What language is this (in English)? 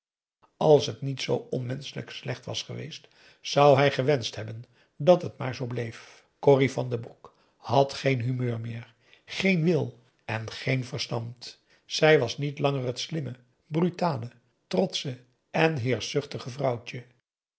Dutch